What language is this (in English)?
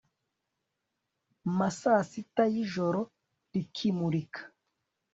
Kinyarwanda